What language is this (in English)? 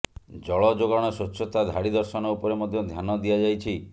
Odia